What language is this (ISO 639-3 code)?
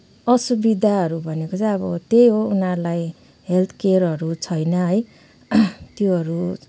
nep